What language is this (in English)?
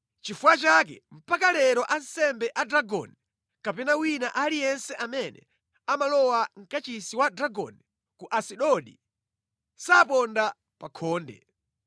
Nyanja